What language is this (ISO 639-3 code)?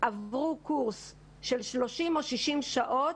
heb